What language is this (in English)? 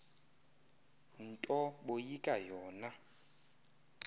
Xhosa